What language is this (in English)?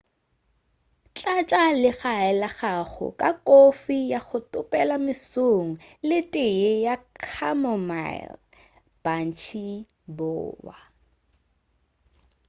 Northern Sotho